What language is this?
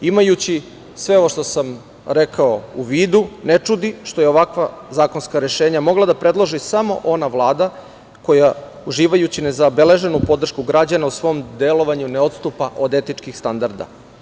Serbian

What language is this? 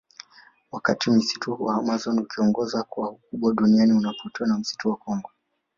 Swahili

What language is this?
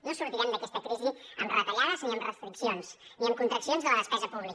Catalan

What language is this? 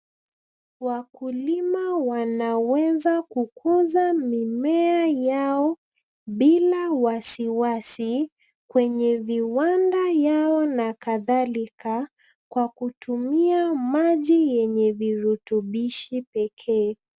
Swahili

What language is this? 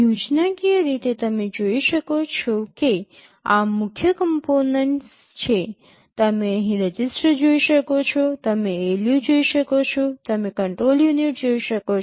Gujarati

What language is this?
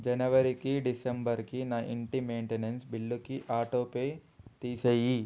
Telugu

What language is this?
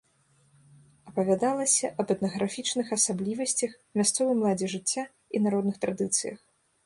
Belarusian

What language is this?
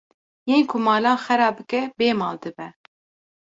Kurdish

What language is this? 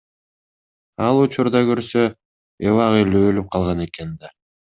Kyrgyz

